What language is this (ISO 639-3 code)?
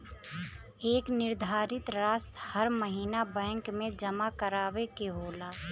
bho